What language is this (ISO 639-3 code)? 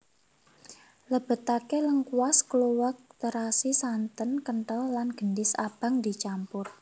jav